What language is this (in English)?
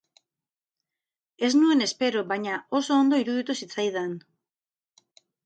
Basque